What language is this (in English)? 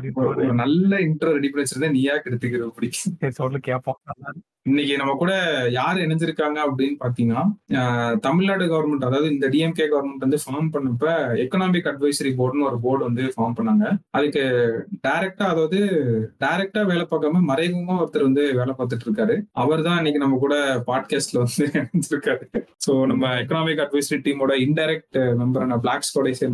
Tamil